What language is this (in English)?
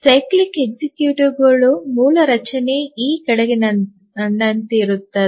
Kannada